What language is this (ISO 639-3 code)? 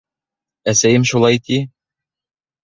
bak